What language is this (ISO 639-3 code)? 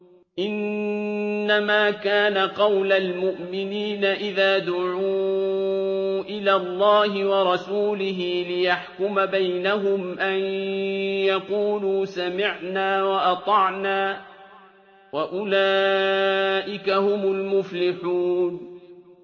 ara